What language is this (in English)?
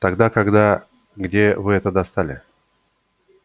Russian